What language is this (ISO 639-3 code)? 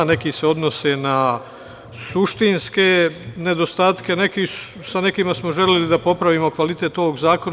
srp